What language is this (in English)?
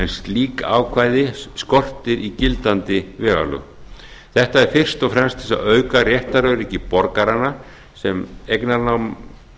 Icelandic